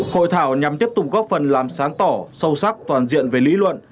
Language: Vietnamese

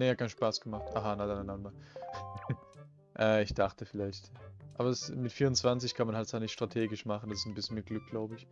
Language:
German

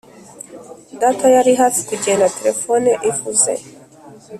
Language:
Kinyarwanda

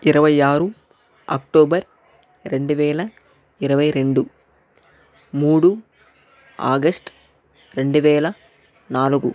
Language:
Telugu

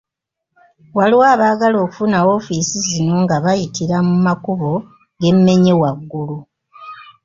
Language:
Ganda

